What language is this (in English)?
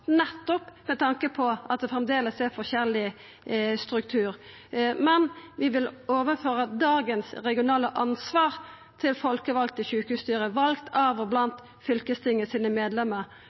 Norwegian Nynorsk